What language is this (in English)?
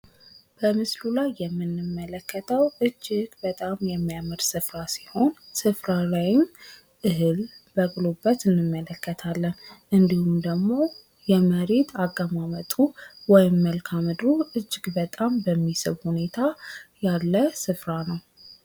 Amharic